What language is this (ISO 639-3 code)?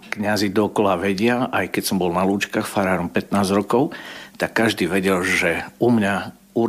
slk